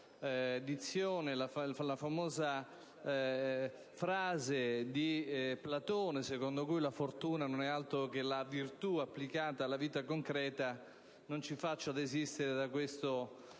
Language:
Italian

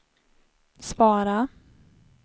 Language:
Swedish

